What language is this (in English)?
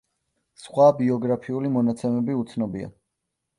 Georgian